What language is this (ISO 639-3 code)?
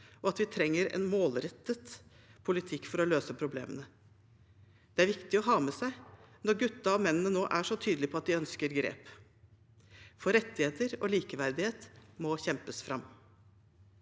nor